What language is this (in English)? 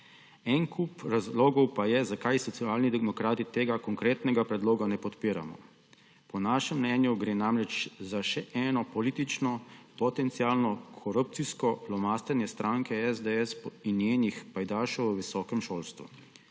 Slovenian